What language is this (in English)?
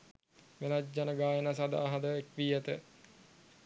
Sinhala